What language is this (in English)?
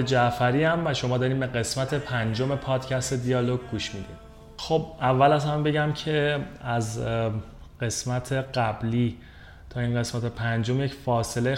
Persian